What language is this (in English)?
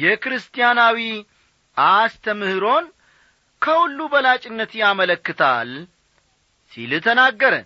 Amharic